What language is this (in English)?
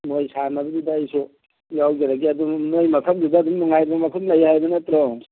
Manipuri